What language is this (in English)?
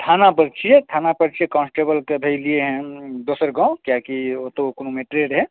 Maithili